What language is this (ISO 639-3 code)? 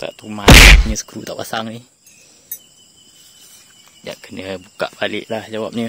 msa